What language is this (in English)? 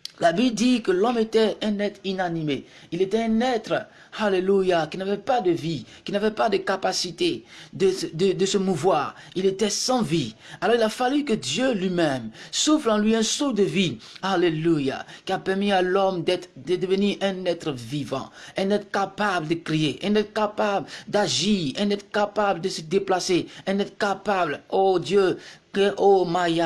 French